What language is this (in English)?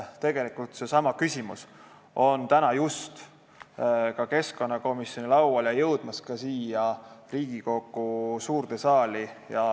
Estonian